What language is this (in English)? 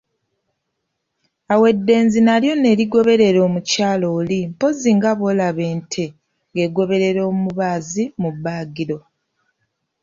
Ganda